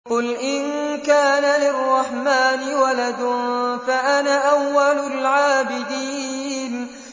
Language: Arabic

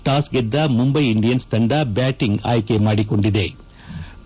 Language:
Kannada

